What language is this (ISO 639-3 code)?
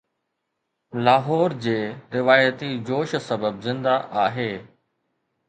snd